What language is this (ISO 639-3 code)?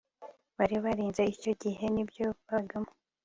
kin